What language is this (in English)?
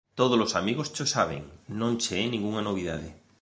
Galician